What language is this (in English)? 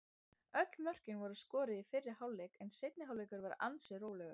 Icelandic